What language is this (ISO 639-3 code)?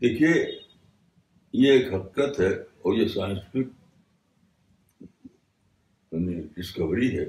urd